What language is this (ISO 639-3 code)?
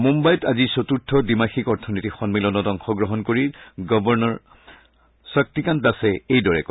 asm